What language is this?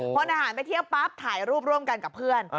Thai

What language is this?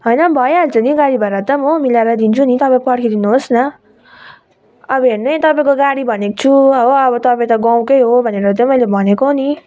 Nepali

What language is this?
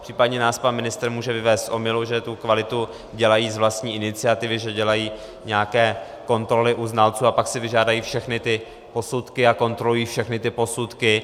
Czech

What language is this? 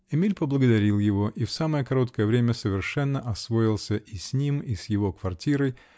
Russian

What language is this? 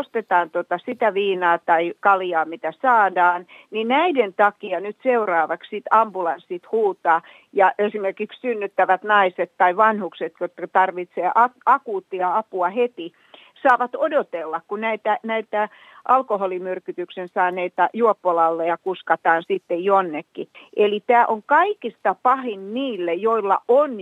Finnish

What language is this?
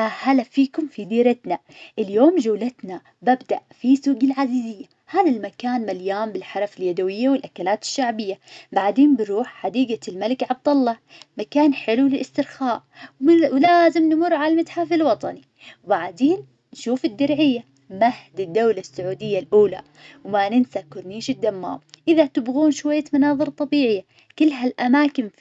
Najdi Arabic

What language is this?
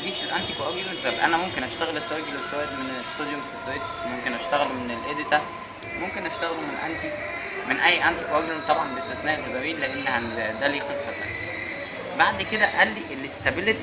Arabic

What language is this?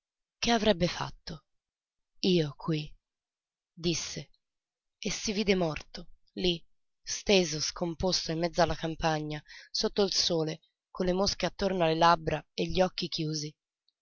Italian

